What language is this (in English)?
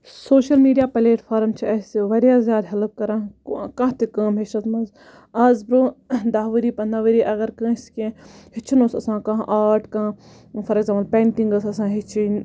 Kashmiri